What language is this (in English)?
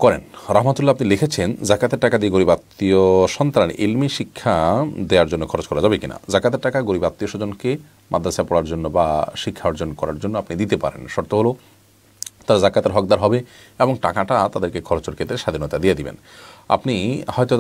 Japanese